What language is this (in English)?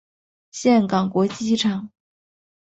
Chinese